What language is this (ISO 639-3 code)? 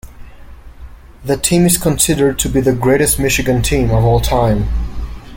eng